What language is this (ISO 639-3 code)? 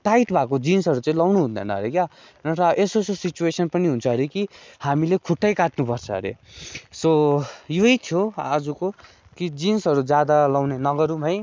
nep